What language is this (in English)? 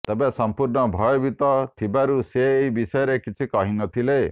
Odia